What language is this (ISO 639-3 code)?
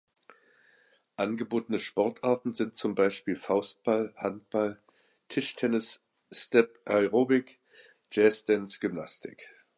deu